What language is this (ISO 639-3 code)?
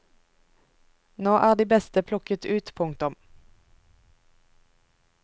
nor